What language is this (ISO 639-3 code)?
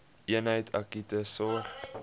afr